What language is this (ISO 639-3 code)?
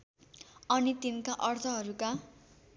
nep